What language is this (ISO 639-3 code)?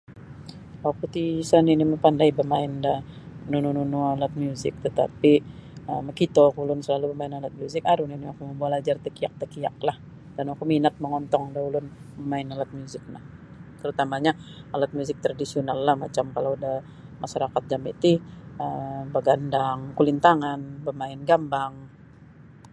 bsy